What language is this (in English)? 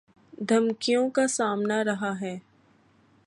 Urdu